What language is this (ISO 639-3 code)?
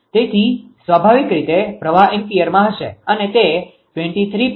guj